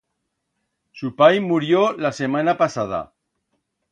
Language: Aragonese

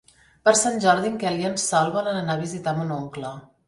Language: Catalan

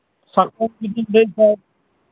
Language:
Santali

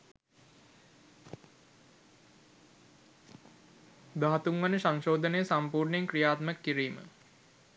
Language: Sinhala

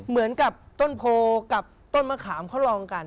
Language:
Thai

